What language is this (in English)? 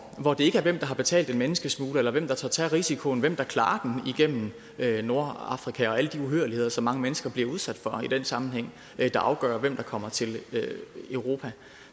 Danish